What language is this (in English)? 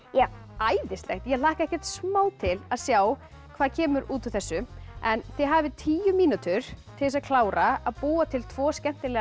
Icelandic